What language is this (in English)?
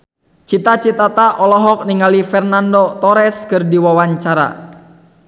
Sundanese